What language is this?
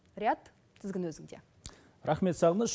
Kazakh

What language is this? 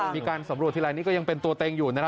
Thai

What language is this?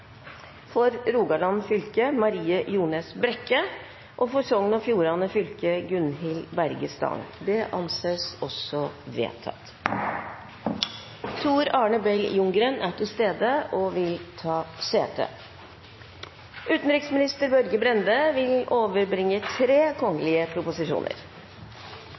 Norwegian Bokmål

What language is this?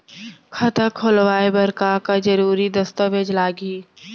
Chhattisgarhi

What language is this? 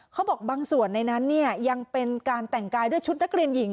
Thai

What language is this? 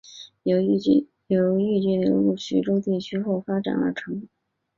Chinese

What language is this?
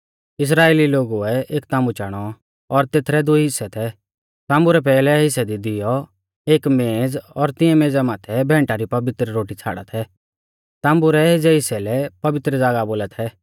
Mahasu Pahari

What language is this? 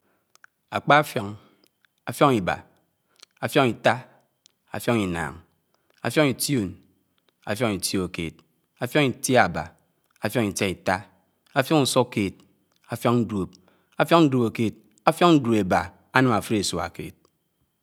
Anaang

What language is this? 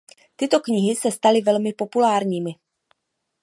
Czech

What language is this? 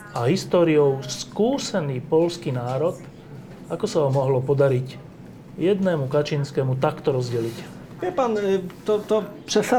Slovak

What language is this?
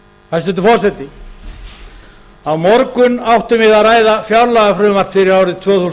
Icelandic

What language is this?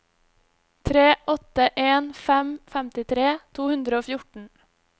Norwegian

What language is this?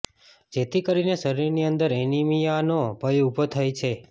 Gujarati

